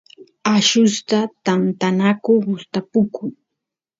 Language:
Santiago del Estero Quichua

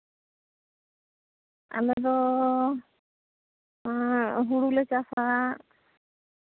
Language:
Santali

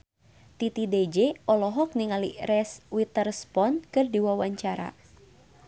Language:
Sundanese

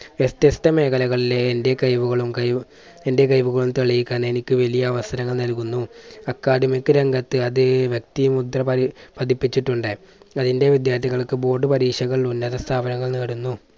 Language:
Malayalam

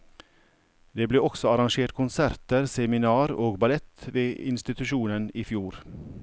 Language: Norwegian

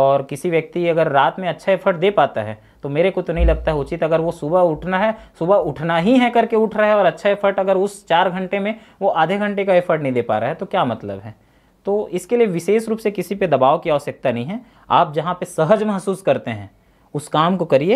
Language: Hindi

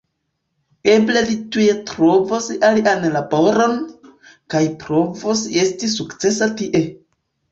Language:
Esperanto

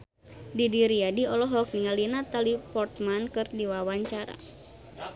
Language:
Sundanese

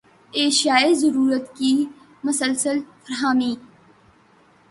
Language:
Urdu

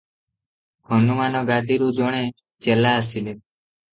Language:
Odia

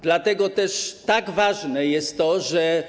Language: Polish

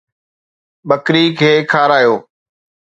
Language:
Sindhi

